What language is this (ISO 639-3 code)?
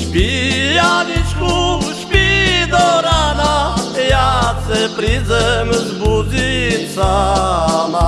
slk